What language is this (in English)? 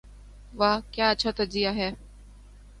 Urdu